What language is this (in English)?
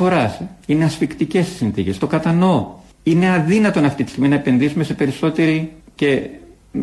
Greek